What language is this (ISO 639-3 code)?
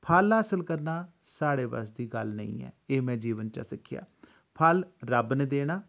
doi